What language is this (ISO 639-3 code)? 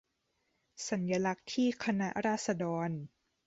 tha